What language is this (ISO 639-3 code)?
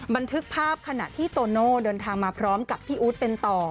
tha